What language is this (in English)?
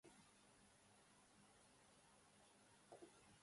Polish